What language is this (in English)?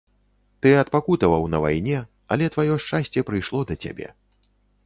Belarusian